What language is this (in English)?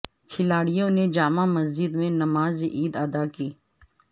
Urdu